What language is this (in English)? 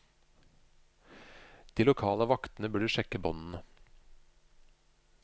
Norwegian